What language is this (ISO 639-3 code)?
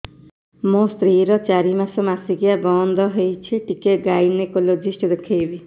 ori